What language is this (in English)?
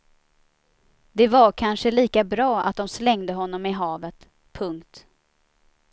Swedish